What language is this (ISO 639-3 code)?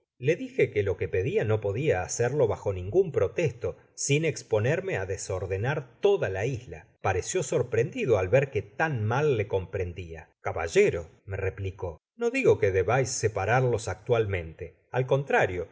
spa